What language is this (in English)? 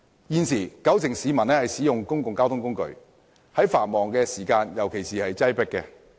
Cantonese